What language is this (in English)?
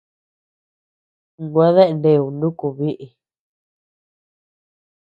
Tepeuxila Cuicatec